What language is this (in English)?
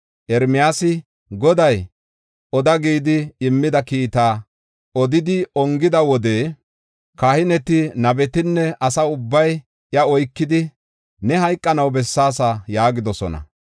Gofa